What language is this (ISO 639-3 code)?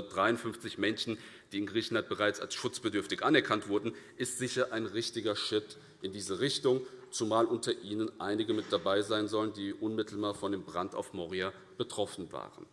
deu